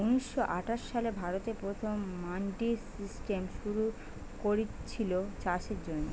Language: Bangla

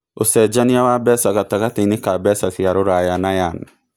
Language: Kikuyu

